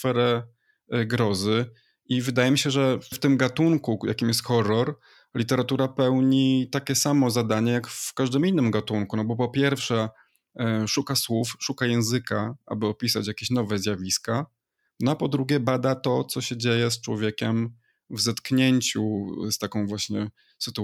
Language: Polish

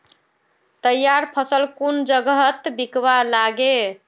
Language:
Magahi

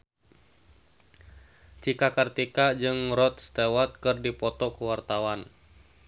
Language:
Sundanese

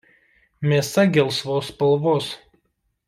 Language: Lithuanian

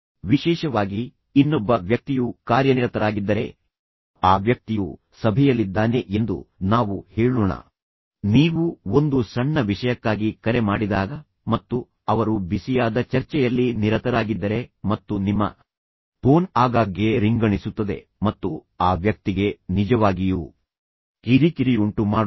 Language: Kannada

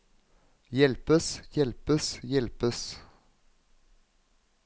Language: Norwegian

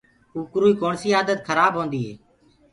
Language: Gurgula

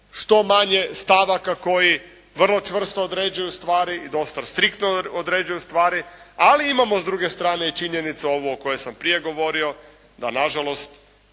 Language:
Croatian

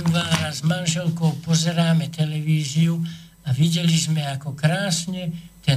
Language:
Slovak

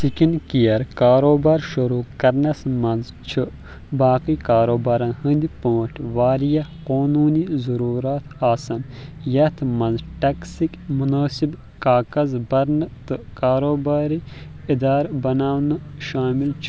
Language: Kashmiri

